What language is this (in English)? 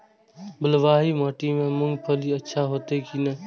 Maithili